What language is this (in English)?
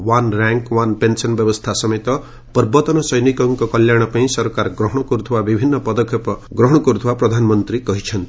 Odia